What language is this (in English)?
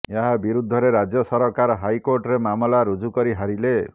Odia